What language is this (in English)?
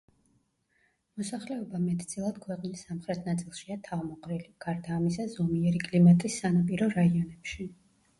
Georgian